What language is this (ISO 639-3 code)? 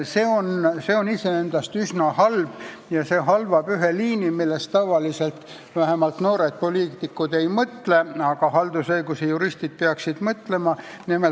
est